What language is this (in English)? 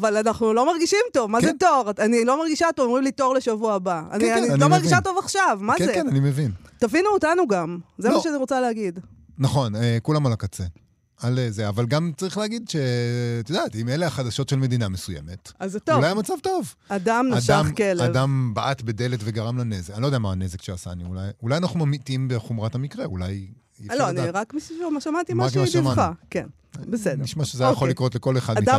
Hebrew